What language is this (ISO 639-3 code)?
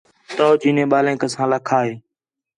xhe